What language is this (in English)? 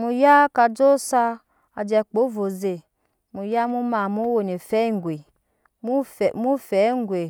Nyankpa